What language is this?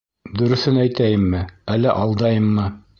Bashkir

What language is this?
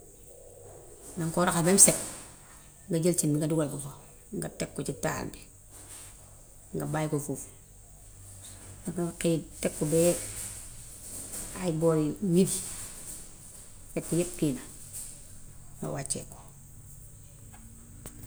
Gambian Wolof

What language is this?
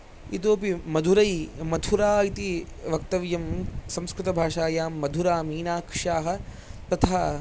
Sanskrit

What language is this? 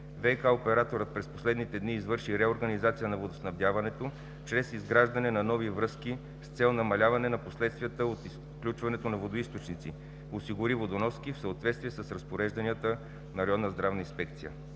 Bulgarian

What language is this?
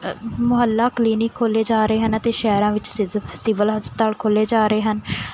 Punjabi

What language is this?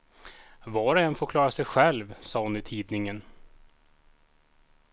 Swedish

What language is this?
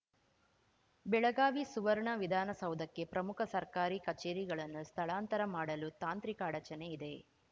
Kannada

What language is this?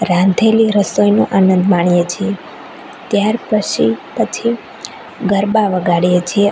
Gujarati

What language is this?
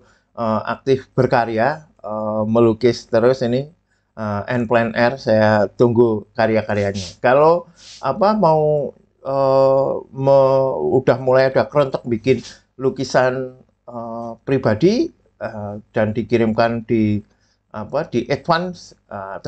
Indonesian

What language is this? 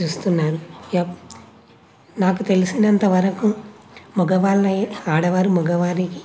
Telugu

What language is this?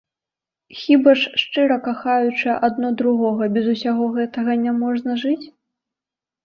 Belarusian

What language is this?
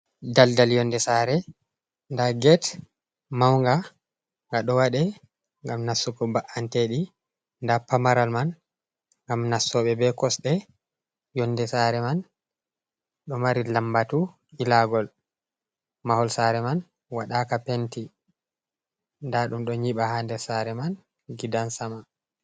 Fula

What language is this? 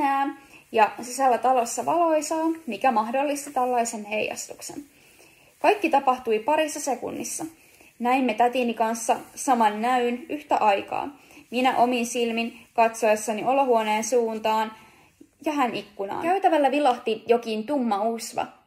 Finnish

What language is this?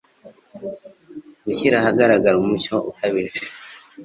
Kinyarwanda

